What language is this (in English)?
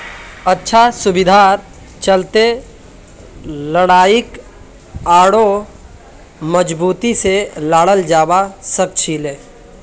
Magahi